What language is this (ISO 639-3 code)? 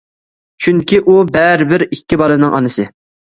uig